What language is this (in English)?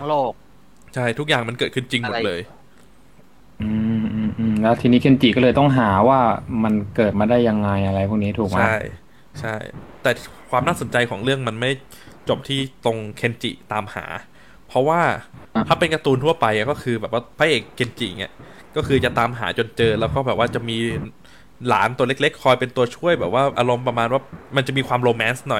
Thai